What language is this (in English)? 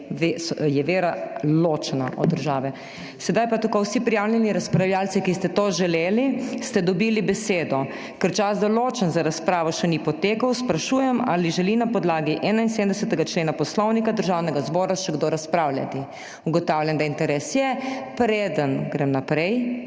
Slovenian